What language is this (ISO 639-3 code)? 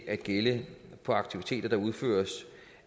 dan